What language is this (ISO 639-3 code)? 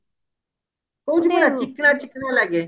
ori